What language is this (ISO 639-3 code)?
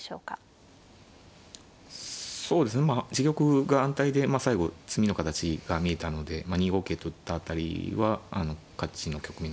jpn